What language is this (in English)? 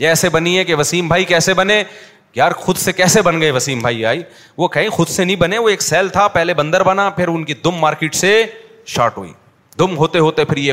Urdu